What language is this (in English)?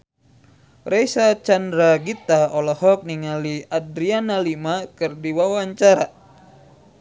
Sundanese